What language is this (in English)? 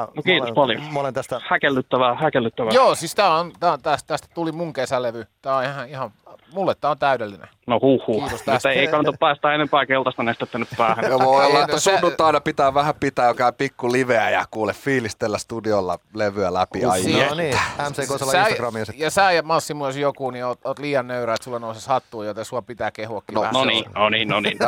Finnish